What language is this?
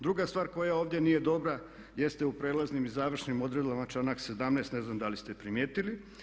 Croatian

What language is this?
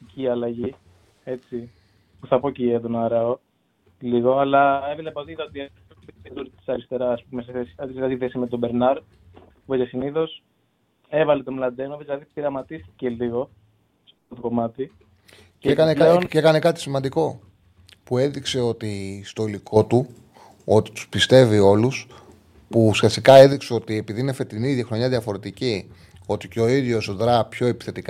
Greek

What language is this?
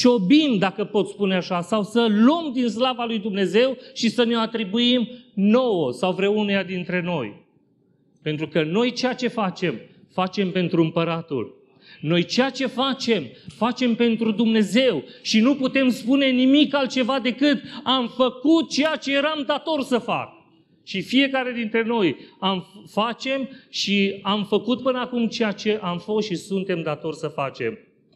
Romanian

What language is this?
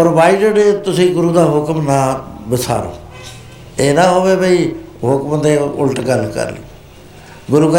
Punjabi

